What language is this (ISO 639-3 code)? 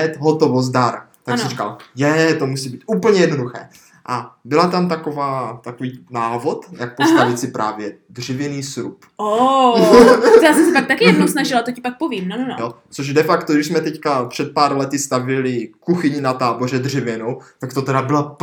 ces